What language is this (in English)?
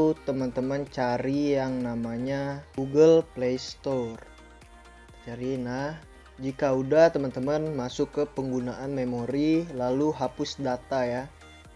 Indonesian